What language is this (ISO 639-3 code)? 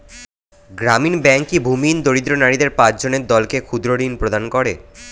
ben